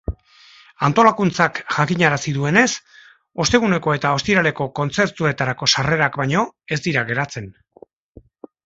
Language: Basque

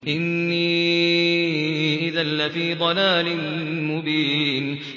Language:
Arabic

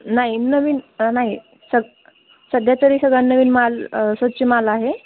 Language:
Marathi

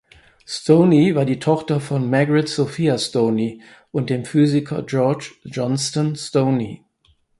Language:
German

